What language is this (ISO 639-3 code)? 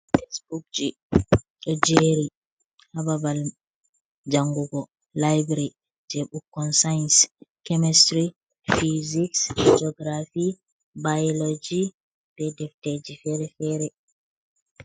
ful